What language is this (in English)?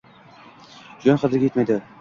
Uzbek